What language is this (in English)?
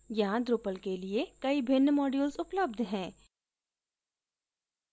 Hindi